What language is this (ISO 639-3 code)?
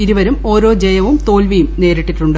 mal